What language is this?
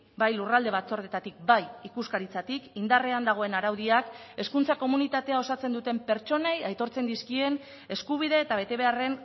Basque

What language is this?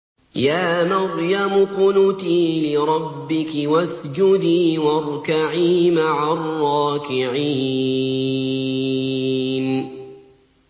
Arabic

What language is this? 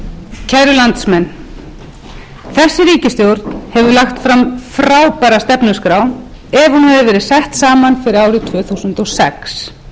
Icelandic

